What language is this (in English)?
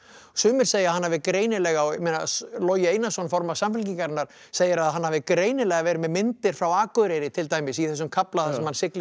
Icelandic